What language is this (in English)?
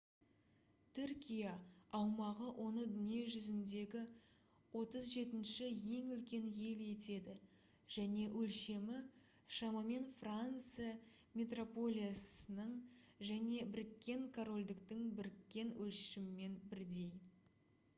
Kazakh